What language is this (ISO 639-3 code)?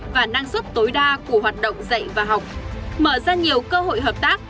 vie